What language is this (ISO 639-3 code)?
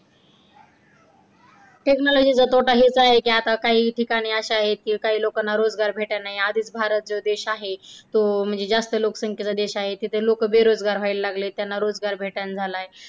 mar